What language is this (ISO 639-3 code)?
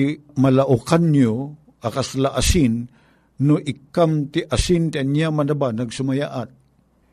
fil